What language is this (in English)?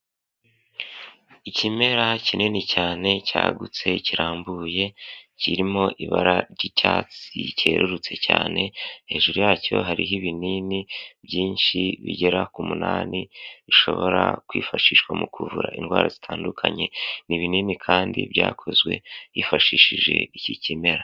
Kinyarwanda